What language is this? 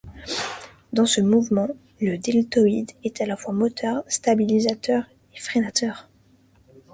French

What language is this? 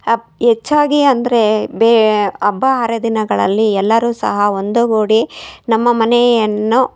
Kannada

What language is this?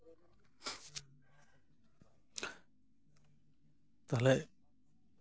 Santali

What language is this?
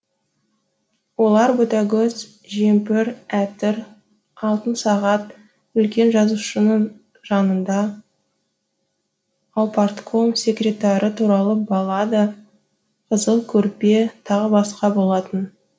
Kazakh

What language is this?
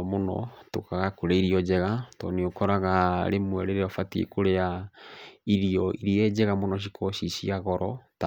Kikuyu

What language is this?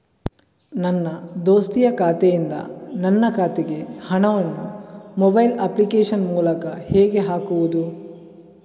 Kannada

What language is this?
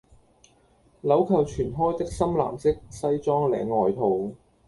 Cantonese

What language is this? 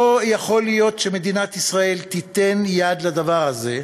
Hebrew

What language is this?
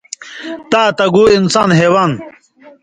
Indus Kohistani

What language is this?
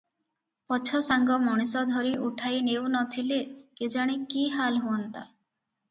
Odia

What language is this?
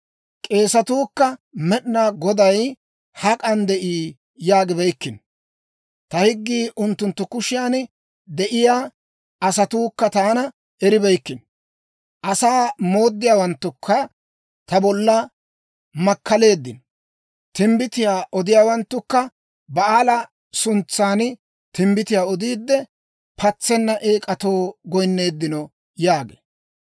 Dawro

